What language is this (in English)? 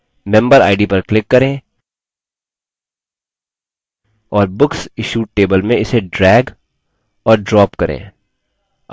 Hindi